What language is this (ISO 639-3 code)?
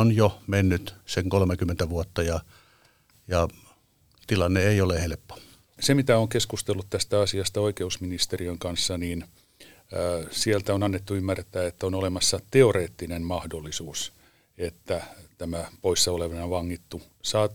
fin